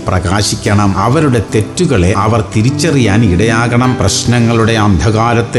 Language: Malayalam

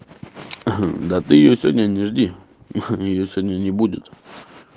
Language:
Russian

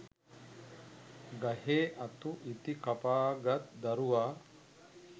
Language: Sinhala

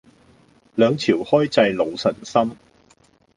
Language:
Cantonese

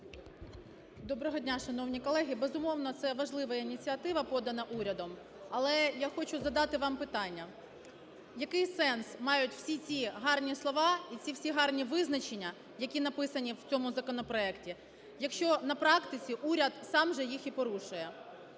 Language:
Ukrainian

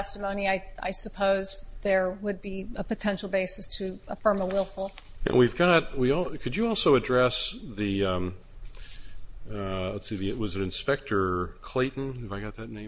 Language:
English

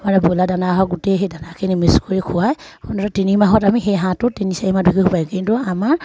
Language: Assamese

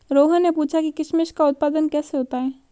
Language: Hindi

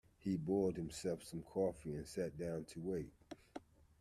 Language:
English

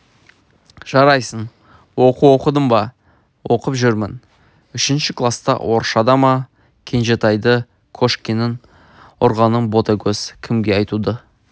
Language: Kazakh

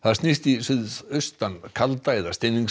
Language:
Icelandic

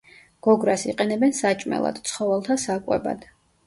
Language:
Georgian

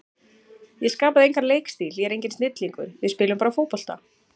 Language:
Icelandic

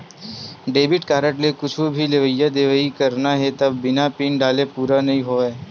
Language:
Chhattisgarhi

